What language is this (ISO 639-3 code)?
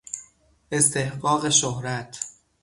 fas